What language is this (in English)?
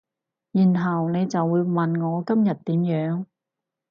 Cantonese